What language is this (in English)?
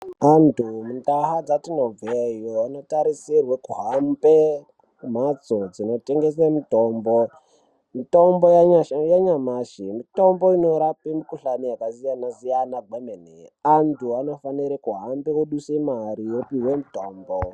Ndau